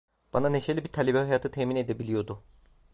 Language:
Turkish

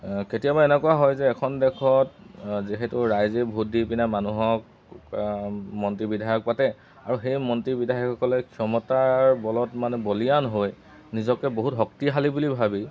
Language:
Assamese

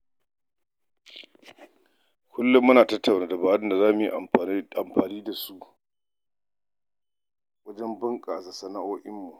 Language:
Hausa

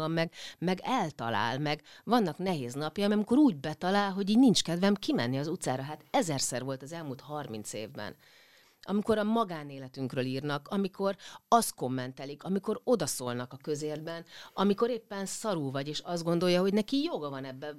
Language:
Hungarian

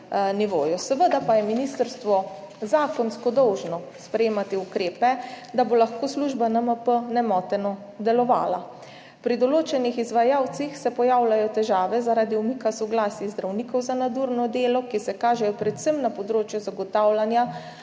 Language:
Slovenian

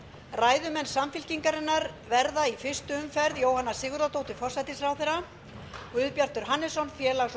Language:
Icelandic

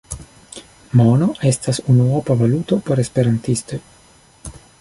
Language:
Esperanto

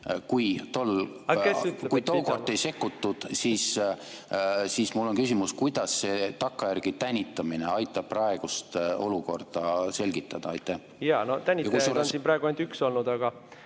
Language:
Estonian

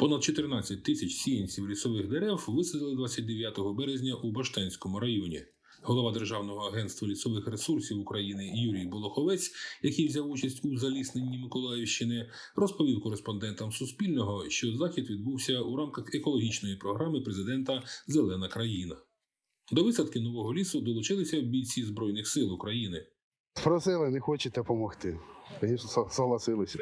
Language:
Ukrainian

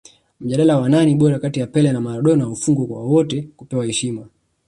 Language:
Swahili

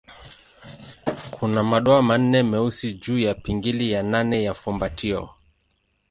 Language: Swahili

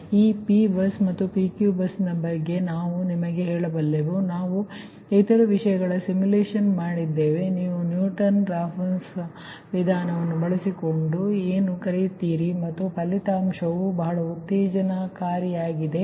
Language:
Kannada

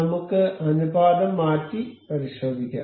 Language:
Malayalam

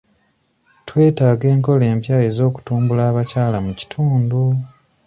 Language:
Ganda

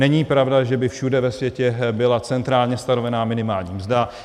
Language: Czech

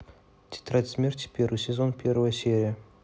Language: Russian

